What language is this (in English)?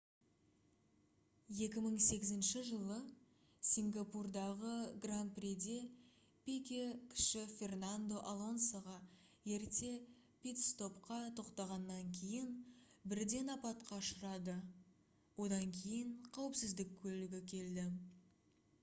Kazakh